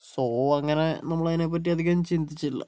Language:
Malayalam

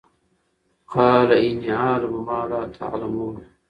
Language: Pashto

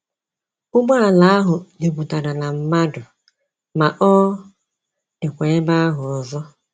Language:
Igbo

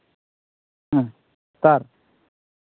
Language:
Santali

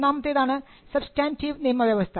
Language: Malayalam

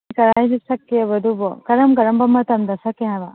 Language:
Manipuri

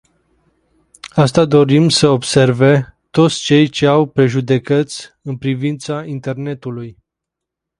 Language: Romanian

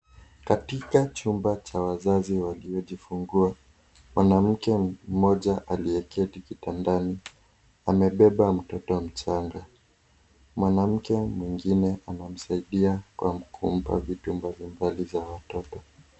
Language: Swahili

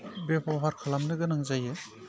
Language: Bodo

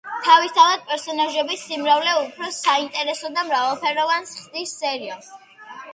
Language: Georgian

